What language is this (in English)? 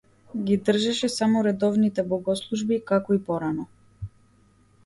Macedonian